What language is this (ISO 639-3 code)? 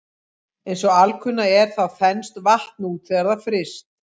isl